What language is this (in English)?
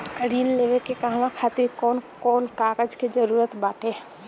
Bhojpuri